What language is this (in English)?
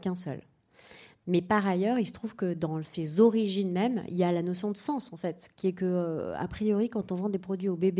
French